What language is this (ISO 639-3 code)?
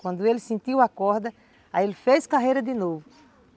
por